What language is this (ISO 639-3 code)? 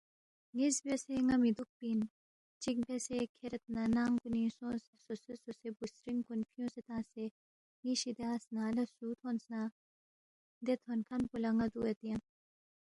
bft